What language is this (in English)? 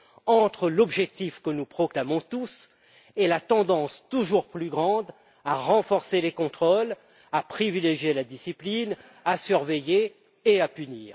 French